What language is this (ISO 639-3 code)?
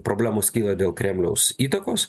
lit